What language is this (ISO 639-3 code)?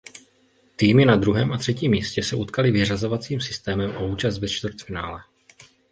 ces